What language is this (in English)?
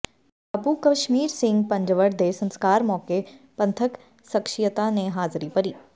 Punjabi